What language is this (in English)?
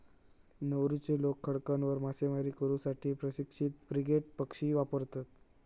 Marathi